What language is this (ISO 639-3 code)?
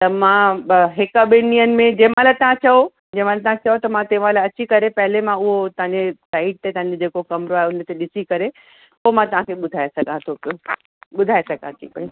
snd